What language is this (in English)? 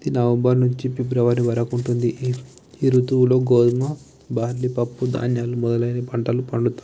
Telugu